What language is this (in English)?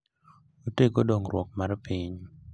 Luo (Kenya and Tanzania)